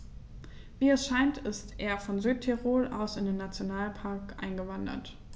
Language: German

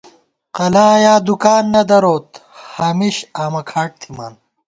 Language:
Gawar-Bati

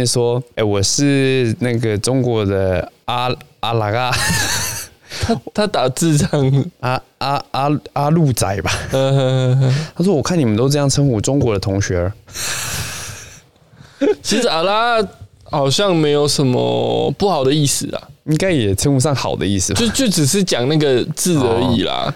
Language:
Chinese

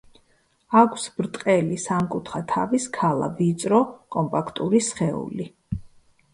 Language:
Georgian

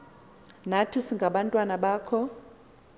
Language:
Xhosa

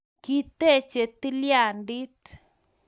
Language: Kalenjin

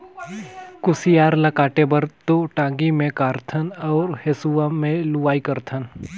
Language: Chhattisgarhi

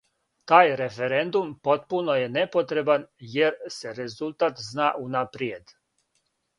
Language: Serbian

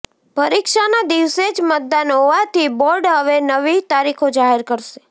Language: Gujarati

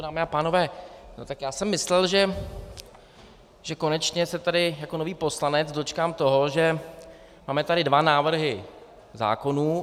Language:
Czech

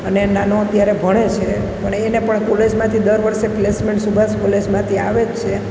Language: Gujarati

